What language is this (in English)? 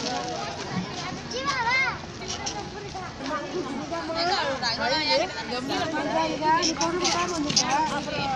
Tamil